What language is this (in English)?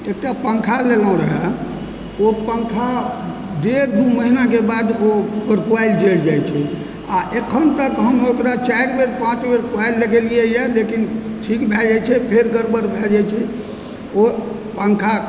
Maithili